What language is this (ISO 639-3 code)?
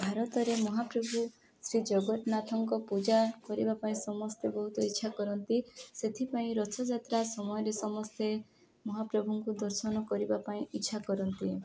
ori